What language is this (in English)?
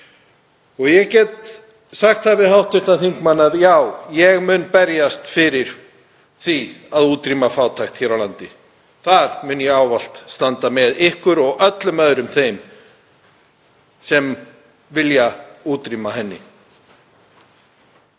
Icelandic